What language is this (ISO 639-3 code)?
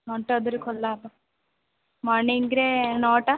ori